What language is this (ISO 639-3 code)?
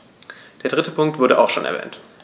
deu